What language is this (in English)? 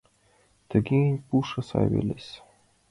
Mari